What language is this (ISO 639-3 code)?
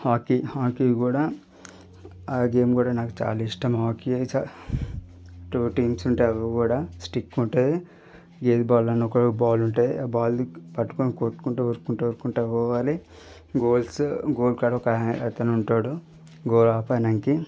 tel